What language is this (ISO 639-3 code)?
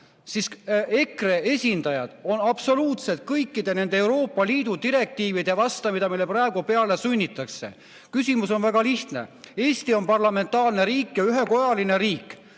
est